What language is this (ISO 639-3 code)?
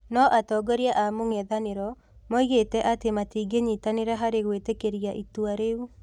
kik